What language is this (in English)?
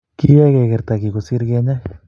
Kalenjin